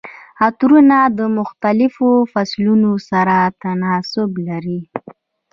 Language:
Pashto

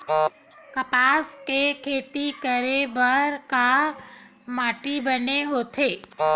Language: Chhattisgarhi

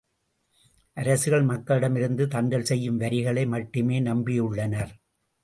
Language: Tamil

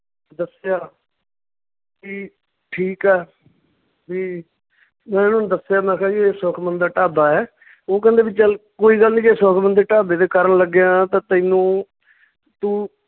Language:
Punjabi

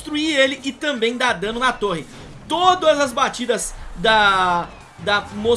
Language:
Portuguese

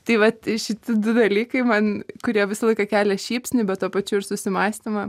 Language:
Lithuanian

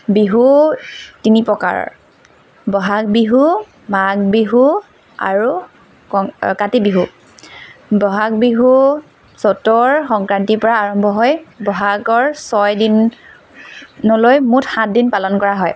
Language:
Assamese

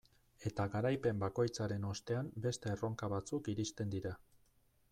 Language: Basque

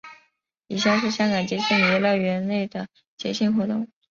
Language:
Chinese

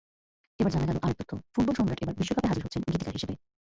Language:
Bangla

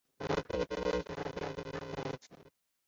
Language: Chinese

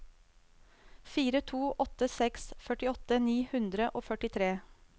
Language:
Norwegian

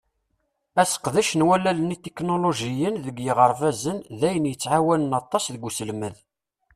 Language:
Kabyle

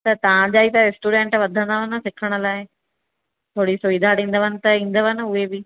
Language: Sindhi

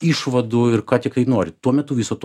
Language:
Lithuanian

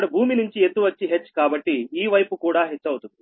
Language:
Telugu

